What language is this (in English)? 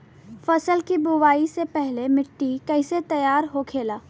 Bhojpuri